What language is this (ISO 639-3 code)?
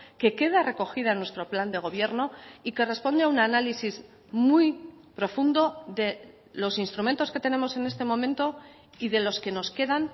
spa